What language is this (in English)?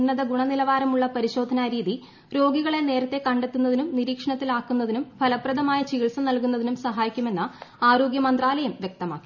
Malayalam